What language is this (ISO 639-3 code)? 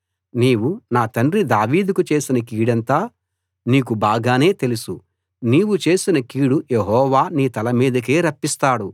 tel